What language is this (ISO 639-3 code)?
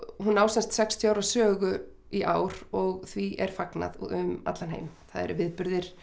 isl